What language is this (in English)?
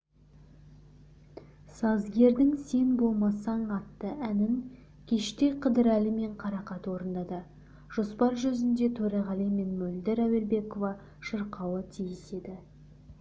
Kazakh